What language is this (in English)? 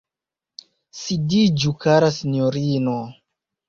Esperanto